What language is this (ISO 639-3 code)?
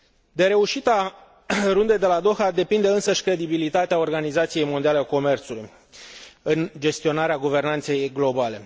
ron